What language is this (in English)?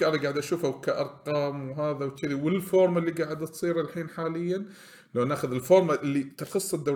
Arabic